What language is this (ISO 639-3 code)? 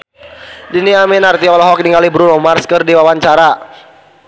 sun